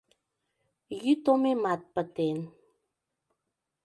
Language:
Mari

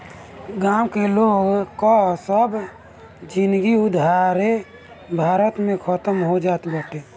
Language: Bhojpuri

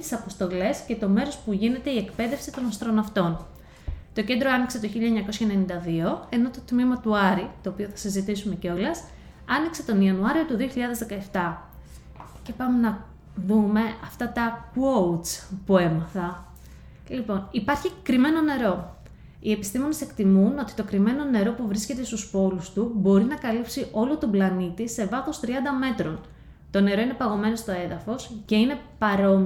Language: Greek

